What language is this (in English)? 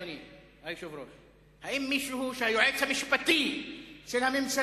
Hebrew